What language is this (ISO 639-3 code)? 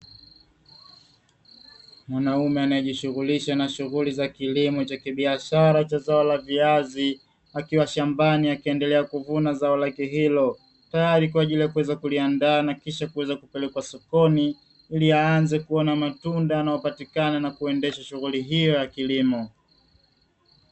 swa